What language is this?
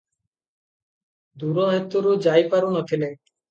Odia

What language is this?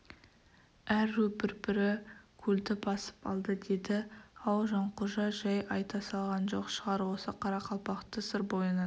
Kazakh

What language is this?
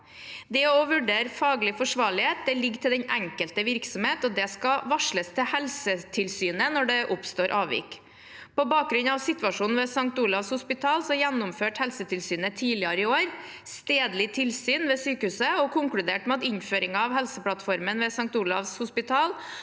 Norwegian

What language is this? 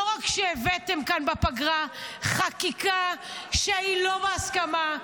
Hebrew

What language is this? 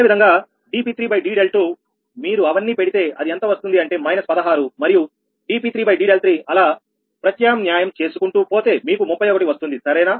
Telugu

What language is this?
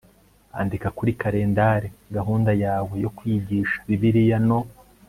Kinyarwanda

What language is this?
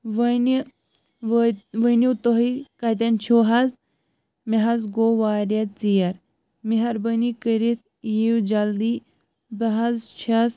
Kashmiri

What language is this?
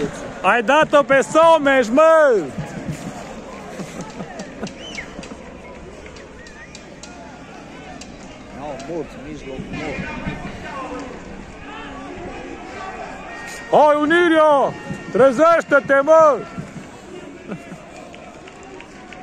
Romanian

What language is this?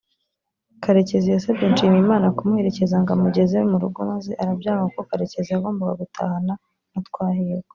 Kinyarwanda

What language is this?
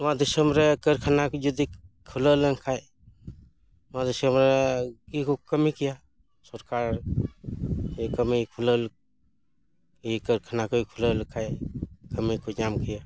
Santali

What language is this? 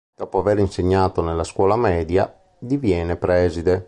Italian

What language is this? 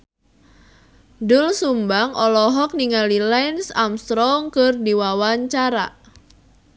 Sundanese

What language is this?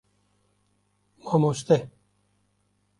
Kurdish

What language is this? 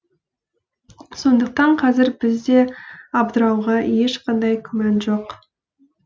Kazakh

